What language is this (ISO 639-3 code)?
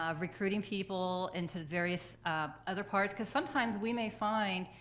eng